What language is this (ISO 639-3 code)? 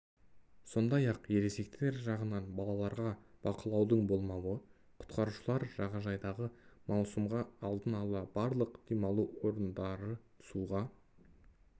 kaz